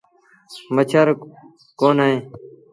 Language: Sindhi Bhil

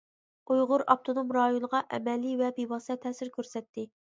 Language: Uyghur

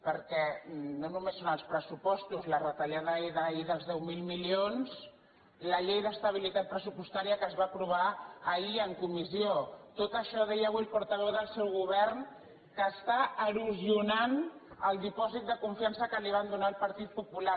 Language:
Catalan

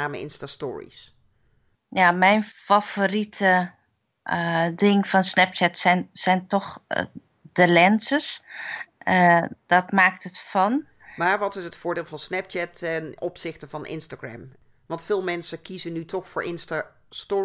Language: Dutch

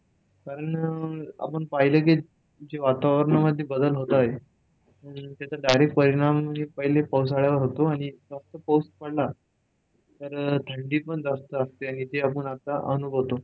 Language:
Marathi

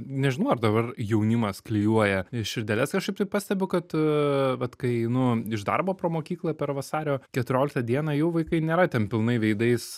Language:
Lithuanian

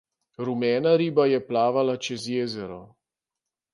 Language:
Slovenian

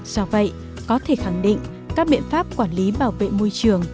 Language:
Vietnamese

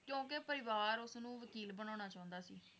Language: Punjabi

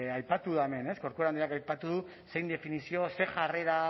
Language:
Basque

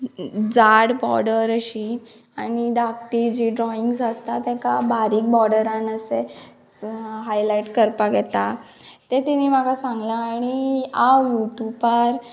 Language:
Konkani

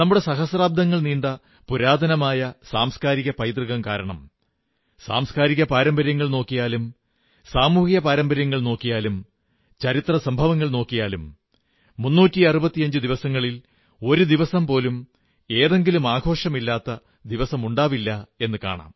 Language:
Malayalam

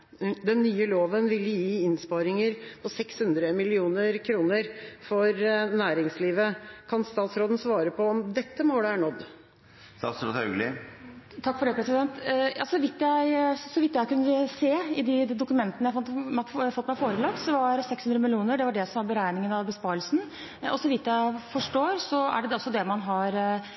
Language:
Norwegian Bokmål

